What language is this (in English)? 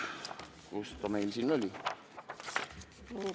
Estonian